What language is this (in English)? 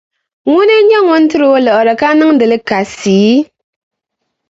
Dagbani